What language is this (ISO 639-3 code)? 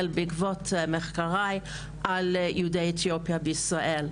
heb